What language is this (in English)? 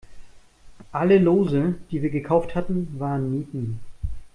German